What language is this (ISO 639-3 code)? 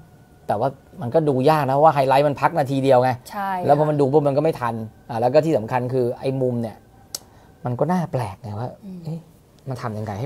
tha